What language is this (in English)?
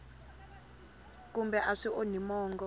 Tsonga